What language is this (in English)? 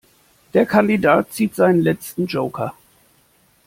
German